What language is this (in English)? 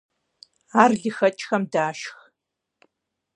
Kabardian